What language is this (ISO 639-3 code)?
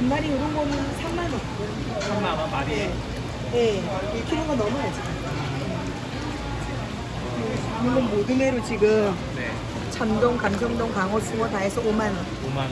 kor